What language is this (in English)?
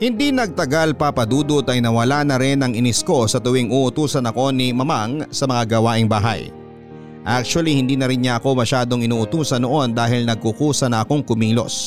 Filipino